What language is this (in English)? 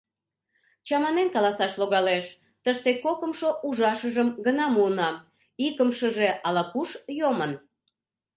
Mari